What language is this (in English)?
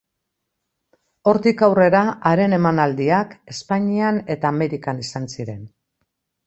Basque